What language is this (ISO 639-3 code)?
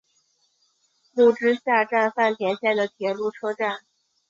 zho